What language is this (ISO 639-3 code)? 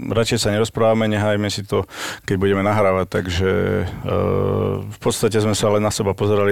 slk